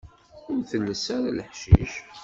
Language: Kabyle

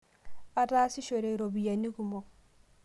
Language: Masai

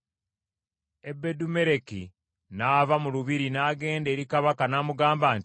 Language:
Ganda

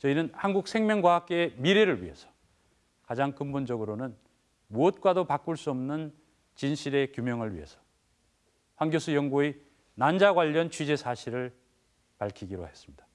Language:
Korean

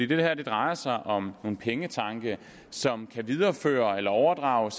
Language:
Danish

